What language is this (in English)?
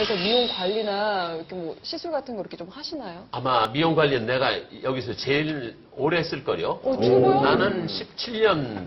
Korean